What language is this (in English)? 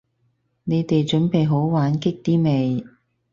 Cantonese